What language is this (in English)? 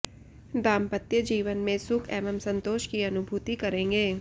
Hindi